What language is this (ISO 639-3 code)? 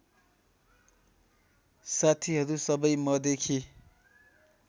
nep